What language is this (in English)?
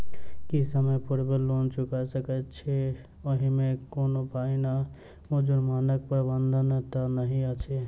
Maithili